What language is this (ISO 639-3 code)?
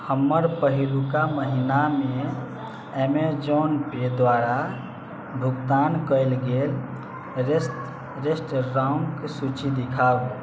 mai